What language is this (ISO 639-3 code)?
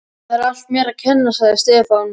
isl